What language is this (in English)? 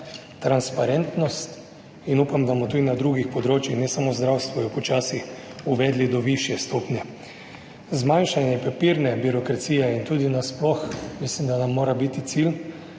Slovenian